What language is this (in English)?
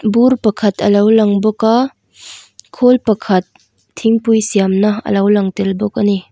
Mizo